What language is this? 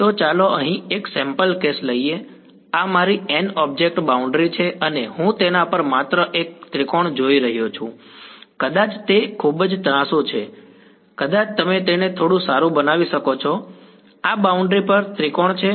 Gujarati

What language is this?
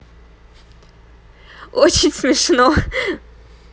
Russian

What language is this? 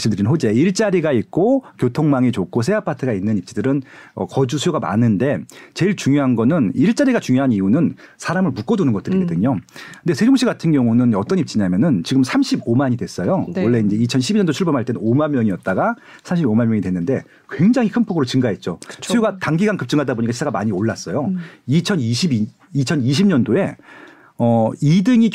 Korean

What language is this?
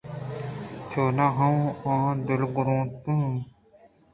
Eastern Balochi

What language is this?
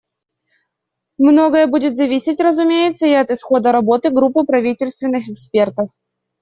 Russian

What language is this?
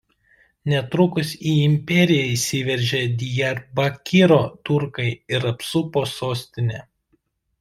Lithuanian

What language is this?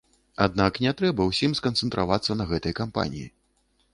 Belarusian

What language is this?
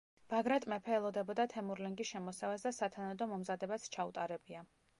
Georgian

